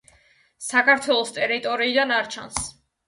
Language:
Georgian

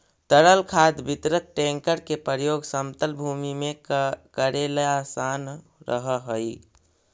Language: Magahi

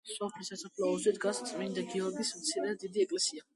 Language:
Georgian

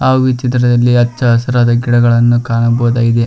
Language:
Kannada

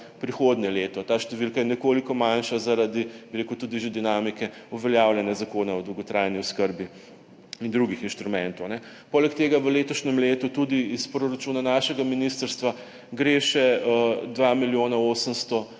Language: Slovenian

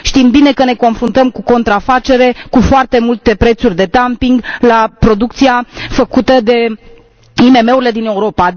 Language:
Romanian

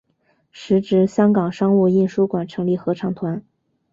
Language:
Chinese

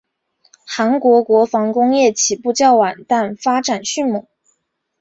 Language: Chinese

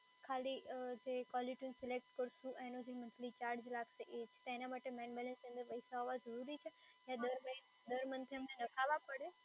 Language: Gujarati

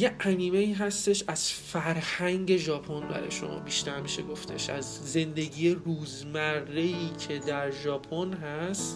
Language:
Persian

